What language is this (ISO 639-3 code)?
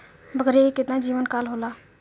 bho